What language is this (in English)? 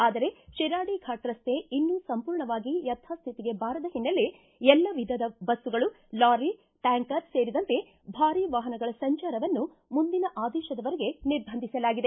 Kannada